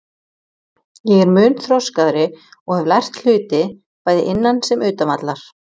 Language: Icelandic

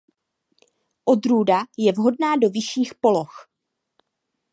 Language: Czech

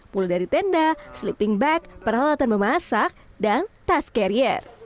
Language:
Indonesian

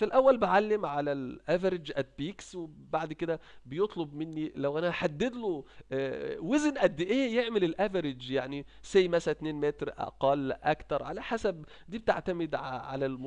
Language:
Arabic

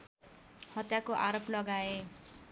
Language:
Nepali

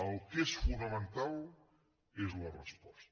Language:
Catalan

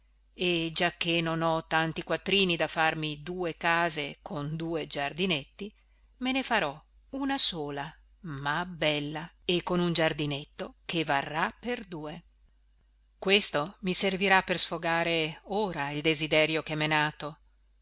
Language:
Italian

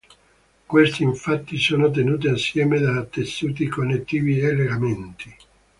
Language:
Italian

